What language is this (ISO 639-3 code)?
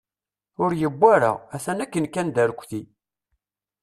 kab